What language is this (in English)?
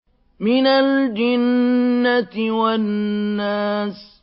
Arabic